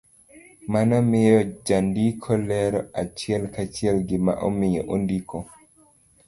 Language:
Luo (Kenya and Tanzania)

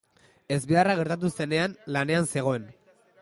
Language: Basque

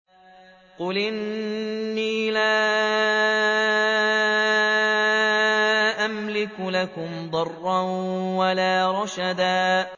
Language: Arabic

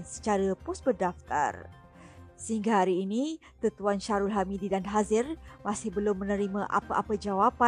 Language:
Malay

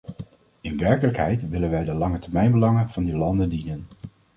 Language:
Dutch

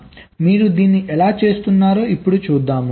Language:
Telugu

